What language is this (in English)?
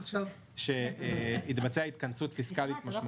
Hebrew